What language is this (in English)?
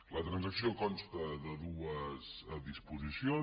Catalan